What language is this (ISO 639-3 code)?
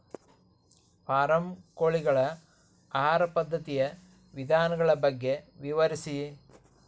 kan